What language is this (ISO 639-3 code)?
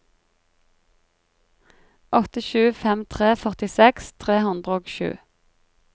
nor